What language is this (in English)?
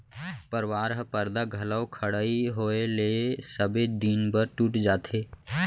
Chhattisgarhi